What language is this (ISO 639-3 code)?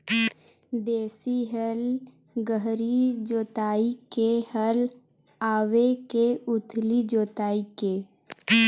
hne